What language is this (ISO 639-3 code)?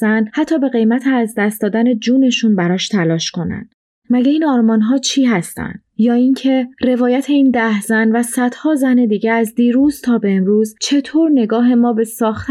fas